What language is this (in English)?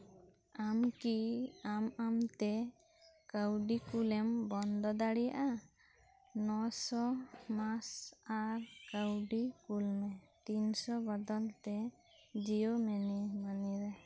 Santali